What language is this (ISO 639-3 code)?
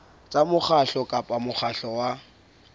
sot